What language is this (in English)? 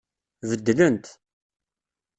Kabyle